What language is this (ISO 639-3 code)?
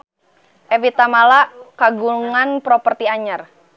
sun